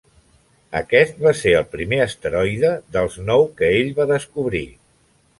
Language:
Catalan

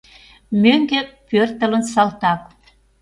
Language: Mari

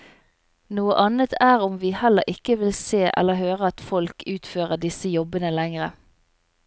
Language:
Norwegian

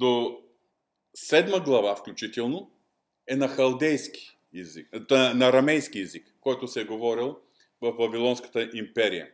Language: Bulgarian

